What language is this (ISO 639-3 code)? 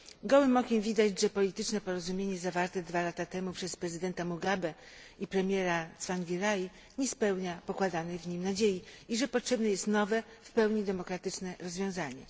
pol